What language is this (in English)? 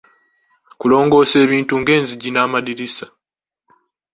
Ganda